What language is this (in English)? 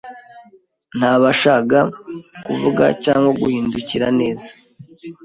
Kinyarwanda